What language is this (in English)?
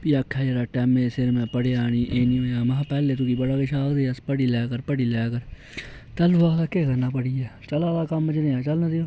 Dogri